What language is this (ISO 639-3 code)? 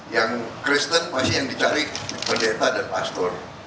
ind